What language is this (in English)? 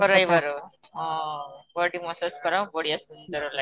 Odia